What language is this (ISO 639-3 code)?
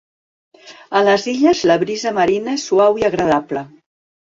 cat